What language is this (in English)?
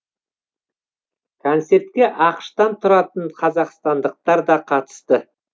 Kazakh